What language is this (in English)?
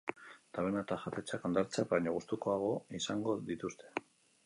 Basque